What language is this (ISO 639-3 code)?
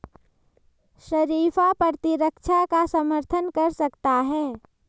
hin